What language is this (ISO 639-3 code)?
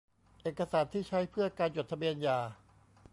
tha